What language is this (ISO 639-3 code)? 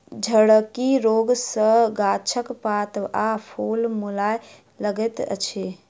mai